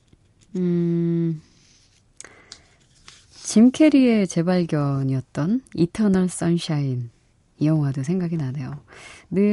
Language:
Korean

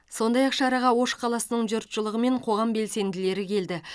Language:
Kazakh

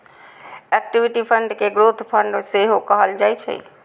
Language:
Maithili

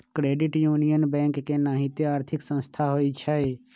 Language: Magahi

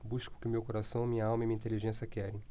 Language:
Portuguese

